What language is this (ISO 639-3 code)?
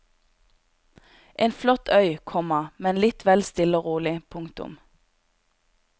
nor